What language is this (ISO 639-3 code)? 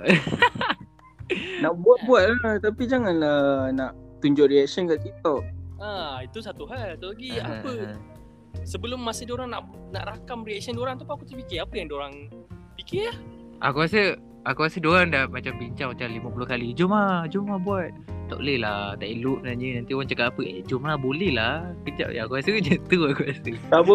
msa